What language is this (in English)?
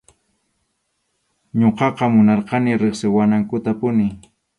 Arequipa-La Unión Quechua